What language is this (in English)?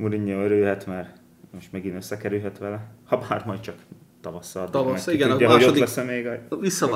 Hungarian